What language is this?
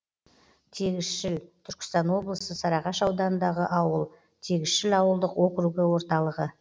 Kazakh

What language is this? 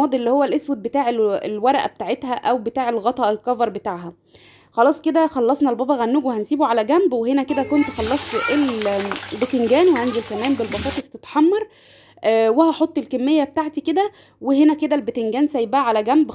Arabic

